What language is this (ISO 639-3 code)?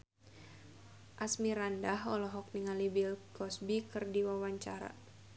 sun